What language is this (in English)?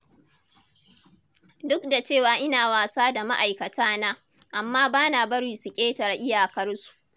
Hausa